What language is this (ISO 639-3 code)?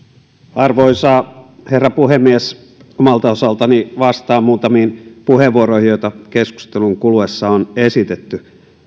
fin